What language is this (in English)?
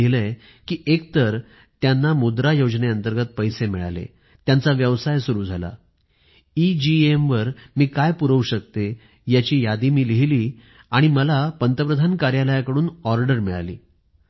Marathi